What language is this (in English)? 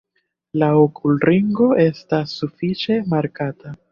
Esperanto